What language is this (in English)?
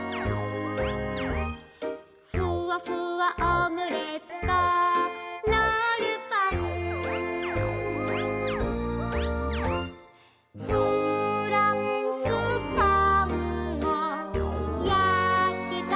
Japanese